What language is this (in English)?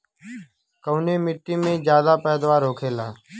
Bhojpuri